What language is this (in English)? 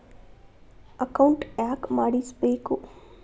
Kannada